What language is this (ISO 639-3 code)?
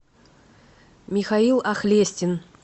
rus